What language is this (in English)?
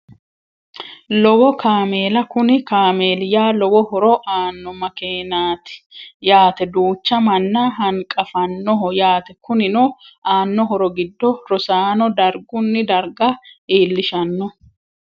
Sidamo